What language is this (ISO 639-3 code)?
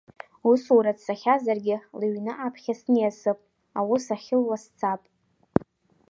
abk